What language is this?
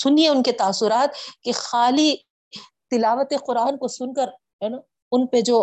Urdu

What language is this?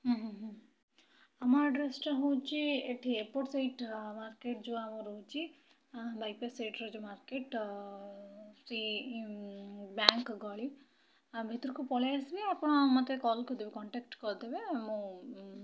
Odia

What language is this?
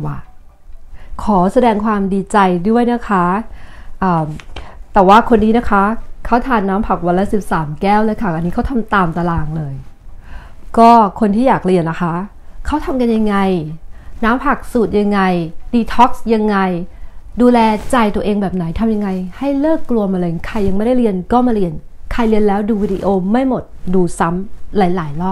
Thai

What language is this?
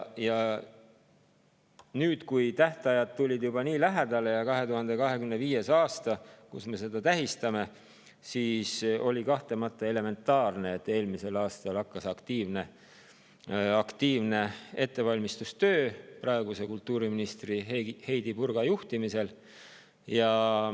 Estonian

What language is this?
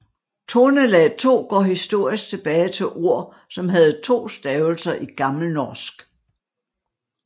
Danish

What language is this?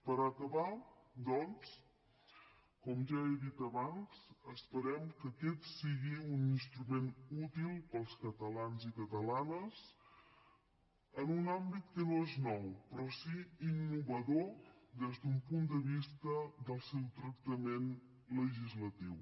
Catalan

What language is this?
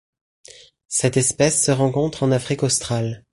French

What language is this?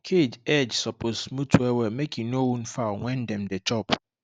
Nigerian Pidgin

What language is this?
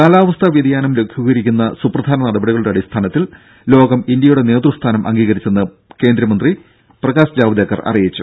Malayalam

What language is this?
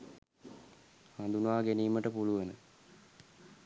Sinhala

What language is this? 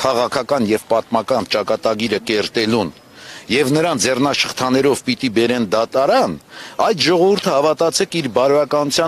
Romanian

